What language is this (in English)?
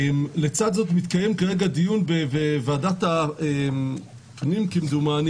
Hebrew